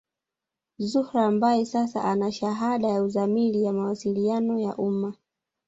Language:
Swahili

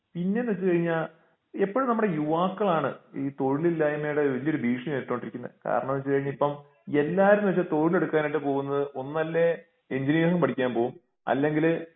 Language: Malayalam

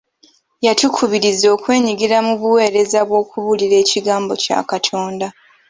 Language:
Ganda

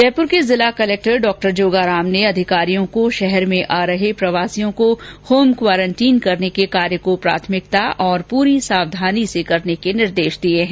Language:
Hindi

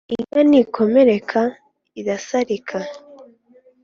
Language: Kinyarwanda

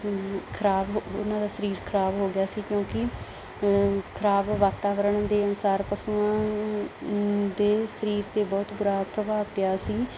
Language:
Punjabi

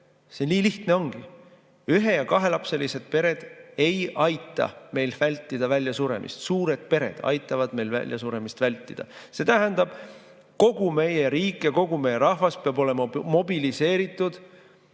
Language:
Estonian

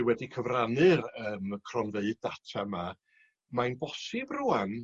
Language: Welsh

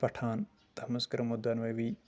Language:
Kashmiri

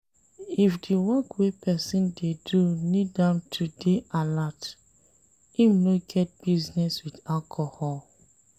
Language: Nigerian Pidgin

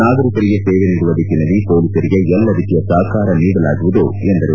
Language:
Kannada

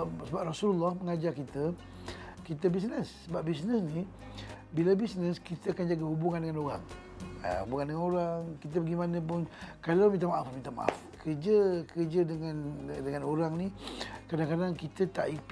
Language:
Malay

